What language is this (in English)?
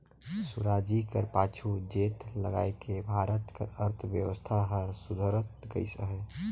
Chhattisgarhi